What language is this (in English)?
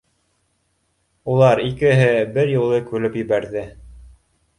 Bashkir